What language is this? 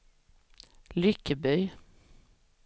Swedish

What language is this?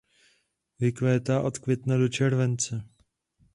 Czech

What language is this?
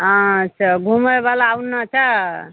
Maithili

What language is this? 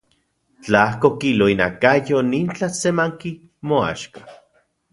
Central Puebla Nahuatl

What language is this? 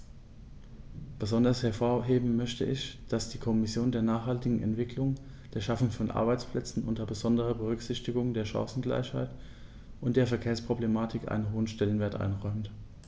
German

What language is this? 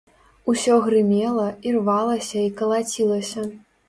Belarusian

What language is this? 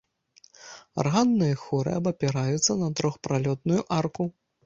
Belarusian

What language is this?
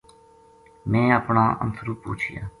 Gujari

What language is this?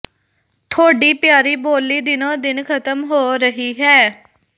Punjabi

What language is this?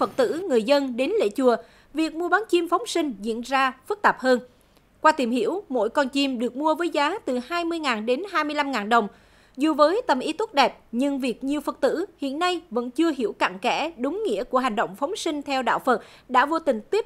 Vietnamese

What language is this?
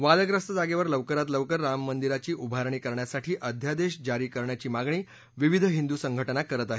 Marathi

